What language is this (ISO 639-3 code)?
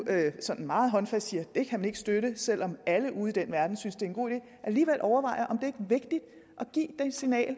dan